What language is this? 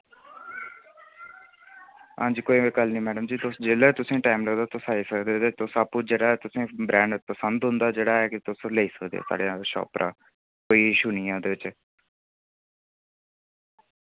Dogri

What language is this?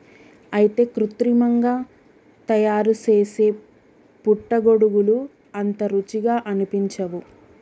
Telugu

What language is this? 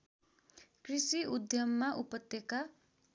Nepali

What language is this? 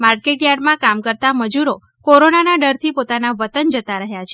Gujarati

